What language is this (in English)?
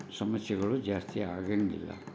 Kannada